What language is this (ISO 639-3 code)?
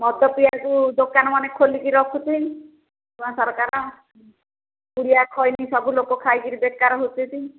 ori